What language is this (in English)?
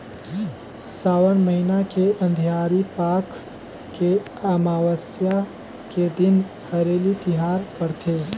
Chhattisgarhi